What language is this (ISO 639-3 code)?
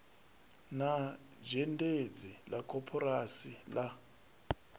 ven